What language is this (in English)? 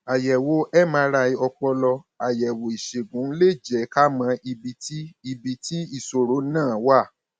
Yoruba